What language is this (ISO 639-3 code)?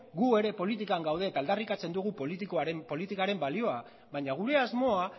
eus